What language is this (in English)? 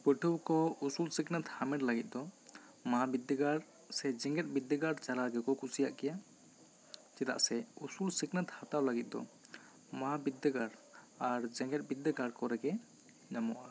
Santali